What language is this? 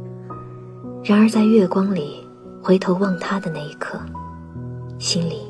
Chinese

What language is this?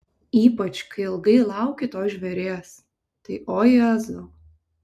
Lithuanian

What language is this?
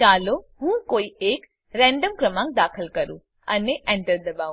Gujarati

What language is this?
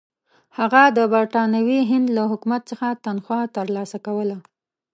Pashto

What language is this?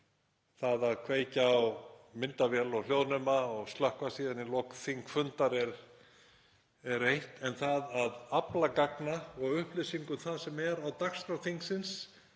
Icelandic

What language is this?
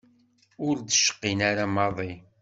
Kabyle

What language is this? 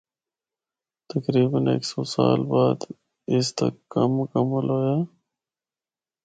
Northern Hindko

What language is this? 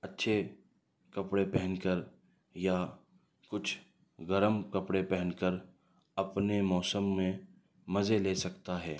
Urdu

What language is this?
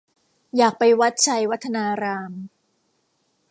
Thai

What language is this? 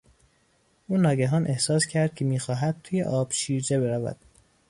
Persian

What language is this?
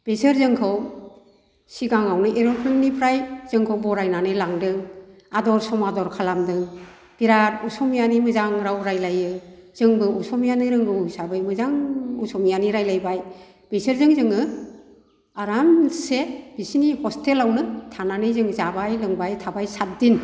Bodo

